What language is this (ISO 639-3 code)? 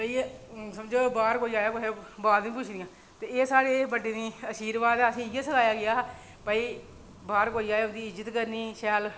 doi